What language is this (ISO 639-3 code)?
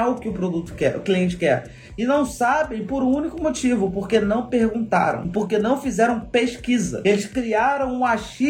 por